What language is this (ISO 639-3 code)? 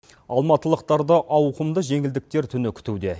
kaz